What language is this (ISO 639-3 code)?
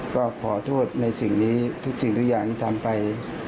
tha